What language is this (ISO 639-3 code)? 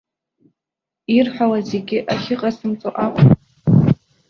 abk